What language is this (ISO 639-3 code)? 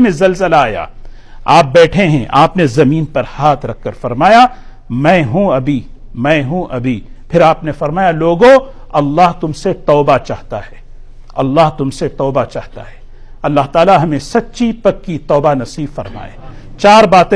urd